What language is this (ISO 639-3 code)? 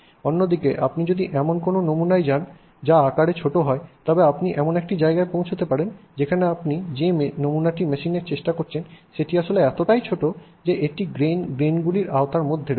ben